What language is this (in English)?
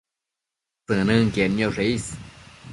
Matsés